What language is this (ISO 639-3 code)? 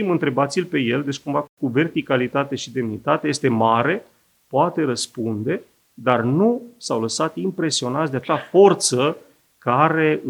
ron